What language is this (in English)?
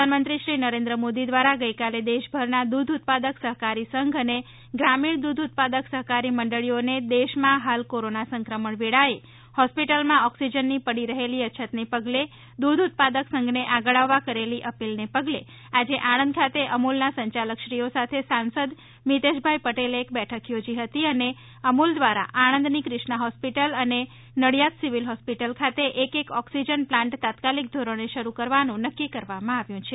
Gujarati